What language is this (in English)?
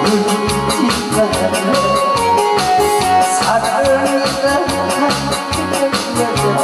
Arabic